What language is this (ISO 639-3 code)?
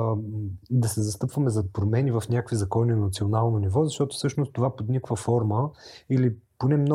bul